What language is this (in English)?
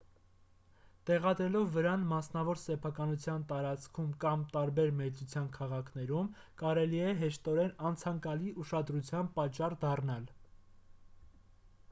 Armenian